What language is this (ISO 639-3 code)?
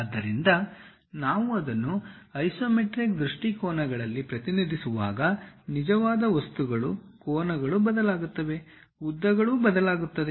kan